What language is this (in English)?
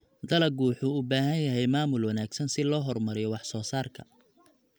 Somali